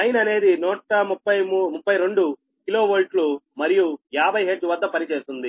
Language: Telugu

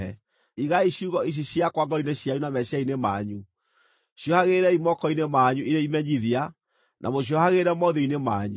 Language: Kikuyu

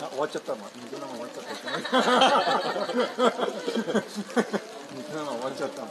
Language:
Japanese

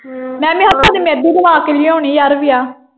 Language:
Punjabi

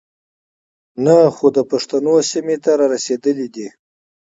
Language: Pashto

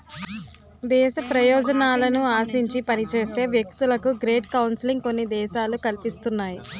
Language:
Telugu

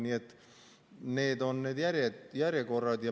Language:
Estonian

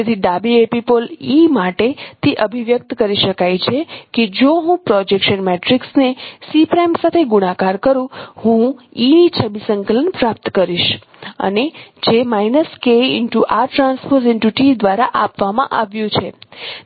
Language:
Gujarati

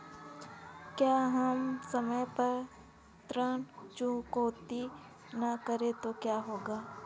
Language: Hindi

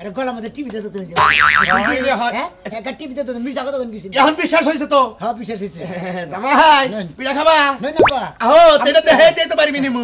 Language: Arabic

